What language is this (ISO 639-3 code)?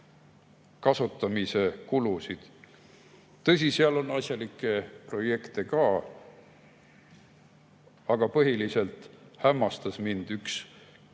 est